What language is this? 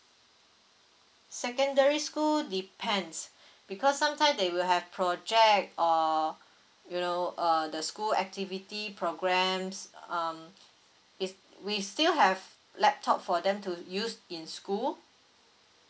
English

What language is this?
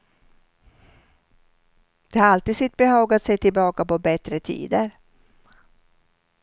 Swedish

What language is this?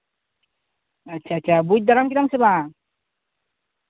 Santali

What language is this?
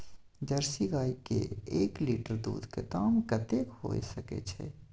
Maithili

